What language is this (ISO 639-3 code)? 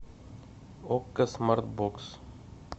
rus